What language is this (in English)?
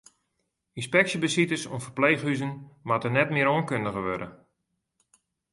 Western Frisian